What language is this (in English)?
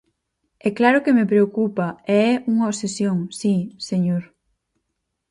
Galician